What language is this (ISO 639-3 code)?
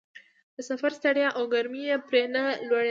pus